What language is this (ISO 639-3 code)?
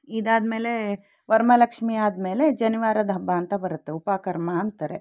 kan